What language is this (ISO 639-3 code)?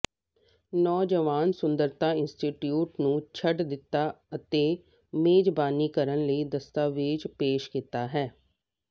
pan